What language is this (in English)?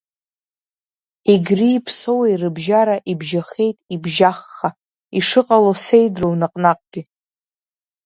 Abkhazian